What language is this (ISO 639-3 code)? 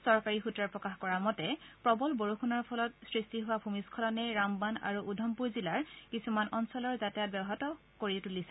asm